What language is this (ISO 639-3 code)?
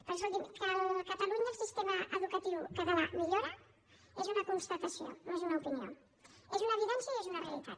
cat